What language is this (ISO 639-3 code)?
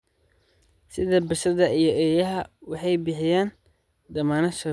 som